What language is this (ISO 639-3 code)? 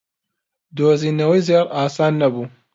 ckb